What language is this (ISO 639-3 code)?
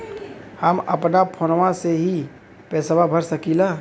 bho